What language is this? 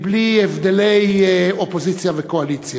Hebrew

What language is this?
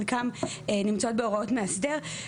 Hebrew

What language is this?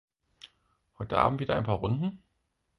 German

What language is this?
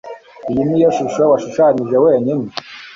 Kinyarwanda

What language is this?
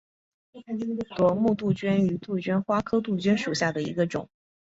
Chinese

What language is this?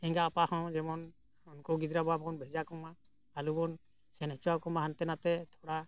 Santali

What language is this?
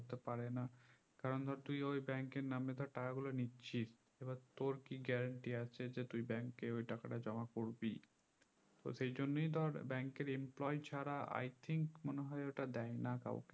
Bangla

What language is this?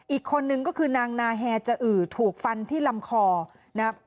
Thai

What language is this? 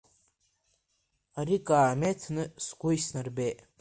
Abkhazian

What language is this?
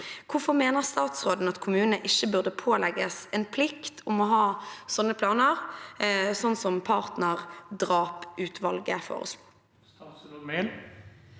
Norwegian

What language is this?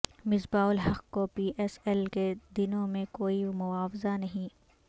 Urdu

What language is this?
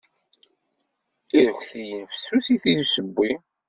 Kabyle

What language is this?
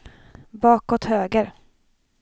Swedish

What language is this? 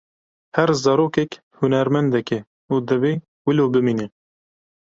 Kurdish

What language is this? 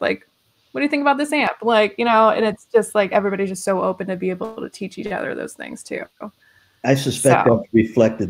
English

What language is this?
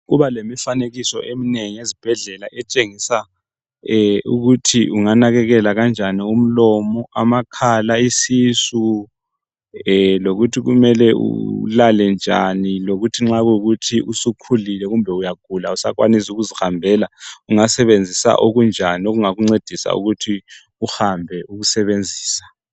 North Ndebele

